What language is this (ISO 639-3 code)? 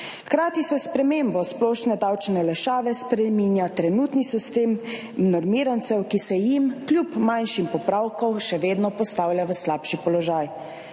slv